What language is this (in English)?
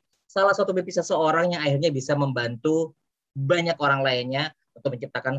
Indonesian